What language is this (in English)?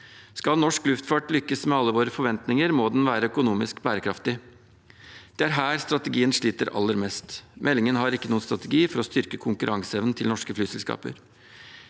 Norwegian